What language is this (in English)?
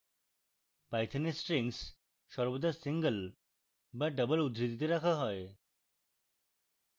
Bangla